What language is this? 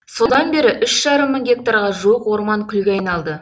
Kazakh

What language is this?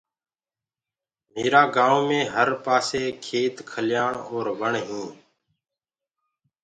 Gurgula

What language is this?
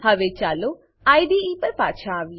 Gujarati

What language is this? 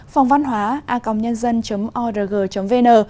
Vietnamese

